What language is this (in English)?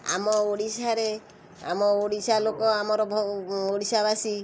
Odia